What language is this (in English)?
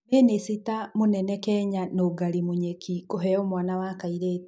Kikuyu